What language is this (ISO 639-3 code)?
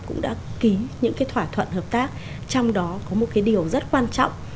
vie